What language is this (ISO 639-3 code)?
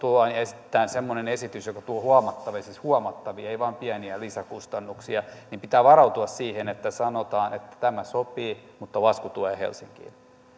fin